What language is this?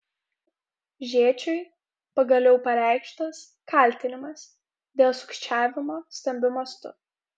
Lithuanian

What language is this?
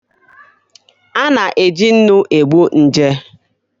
Igbo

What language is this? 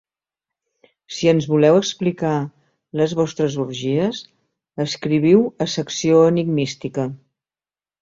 Catalan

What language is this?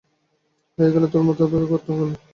Bangla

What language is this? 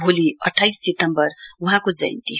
Nepali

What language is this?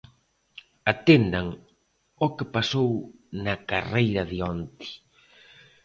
Galician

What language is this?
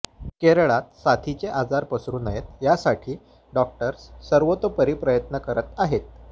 Marathi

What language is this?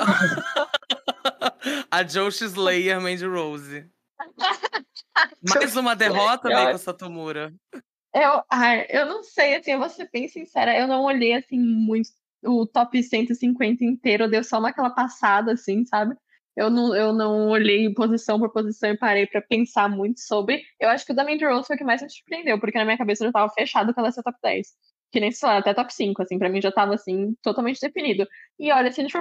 Portuguese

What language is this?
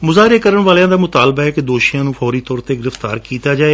Punjabi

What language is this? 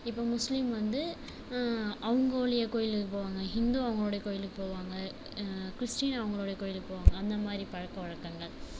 Tamil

